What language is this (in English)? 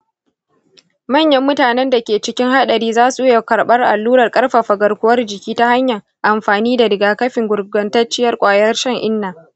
Hausa